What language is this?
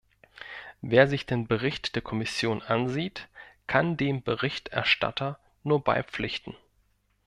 German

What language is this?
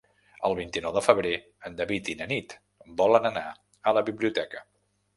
Catalan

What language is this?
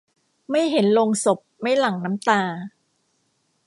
Thai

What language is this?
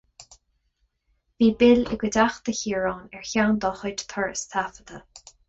Irish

